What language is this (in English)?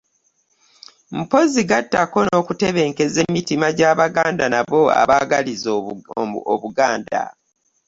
Ganda